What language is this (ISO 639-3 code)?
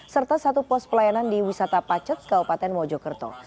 ind